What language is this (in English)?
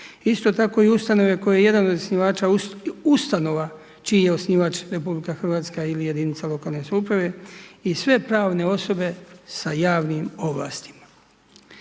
Croatian